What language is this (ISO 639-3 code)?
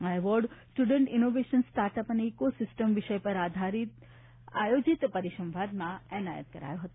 guj